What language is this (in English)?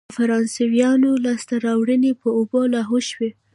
Pashto